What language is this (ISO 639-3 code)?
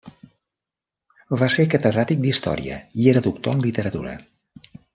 cat